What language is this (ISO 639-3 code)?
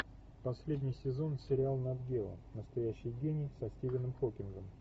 rus